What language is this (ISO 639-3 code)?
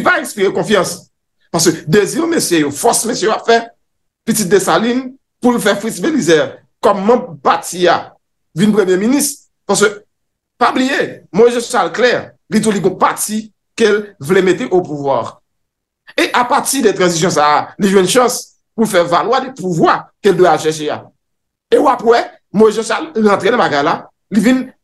fra